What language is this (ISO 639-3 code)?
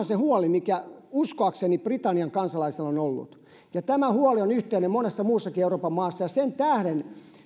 fin